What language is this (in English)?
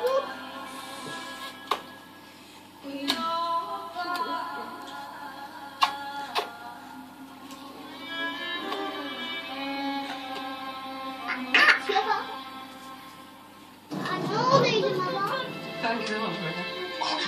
Turkish